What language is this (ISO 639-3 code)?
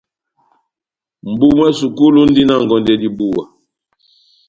bnm